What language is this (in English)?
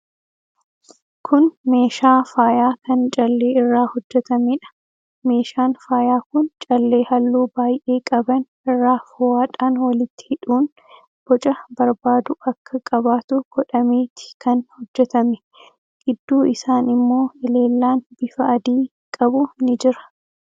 Oromo